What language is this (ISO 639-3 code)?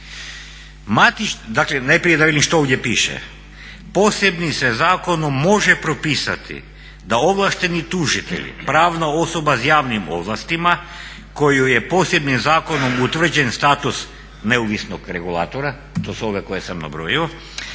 hrv